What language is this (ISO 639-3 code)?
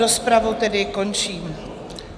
ces